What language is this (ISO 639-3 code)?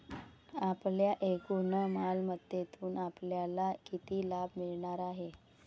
mar